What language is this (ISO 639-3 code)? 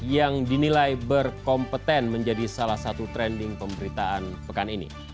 ind